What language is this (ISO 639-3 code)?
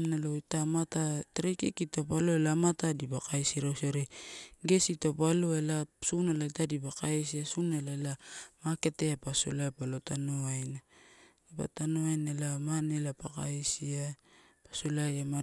ttu